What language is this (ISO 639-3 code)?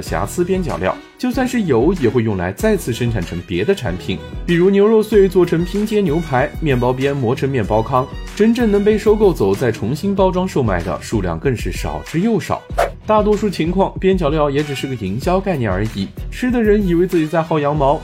zho